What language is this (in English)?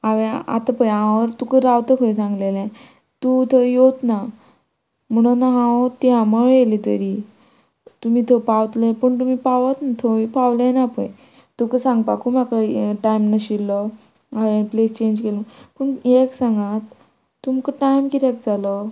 Konkani